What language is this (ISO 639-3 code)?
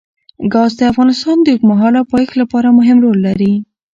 pus